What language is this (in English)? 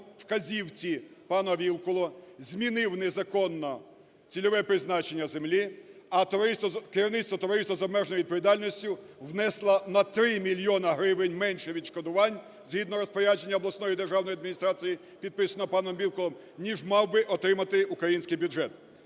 Ukrainian